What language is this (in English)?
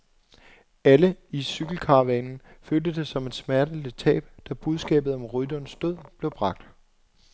Danish